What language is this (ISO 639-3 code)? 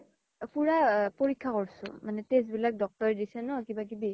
asm